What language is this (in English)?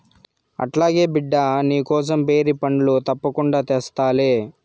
Telugu